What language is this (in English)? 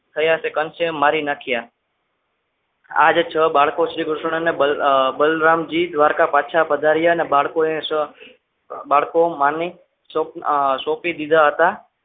Gujarati